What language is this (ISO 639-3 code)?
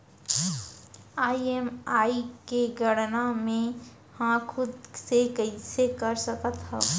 hne